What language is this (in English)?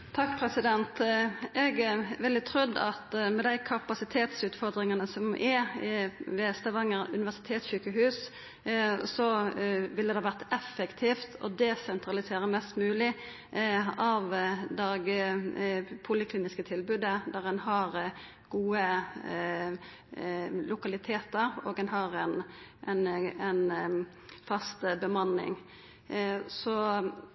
Norwegian Nynorsk